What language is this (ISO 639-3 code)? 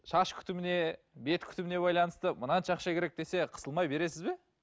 kaz